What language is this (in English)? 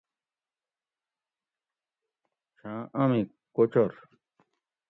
Gawri